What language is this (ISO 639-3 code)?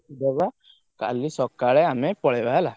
ori